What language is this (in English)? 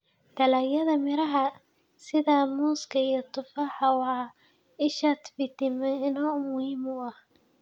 Somali